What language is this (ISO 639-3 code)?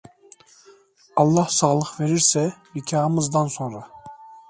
tur